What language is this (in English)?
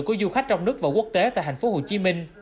Vietnamese